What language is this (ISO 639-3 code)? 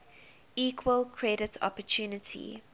eng